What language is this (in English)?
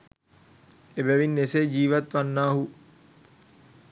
Sinhala